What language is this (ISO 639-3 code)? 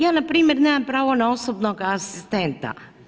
hrv